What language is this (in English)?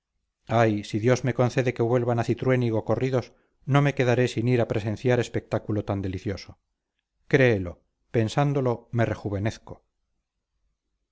Spanish